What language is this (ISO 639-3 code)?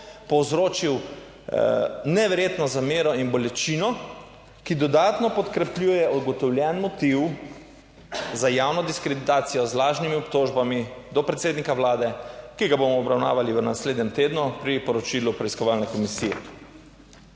slv